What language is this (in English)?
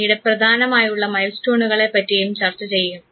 Malayalam